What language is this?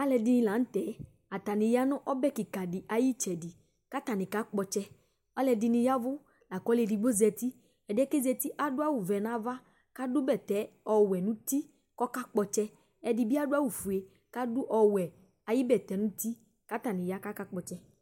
Ikposo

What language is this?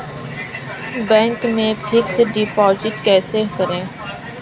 Hindi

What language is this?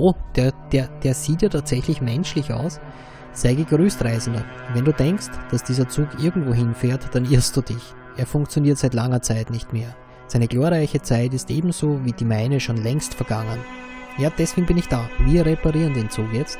German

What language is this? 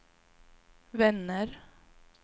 Swedish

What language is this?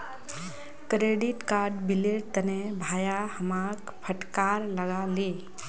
Magahi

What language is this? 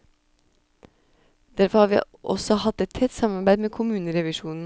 Norwegian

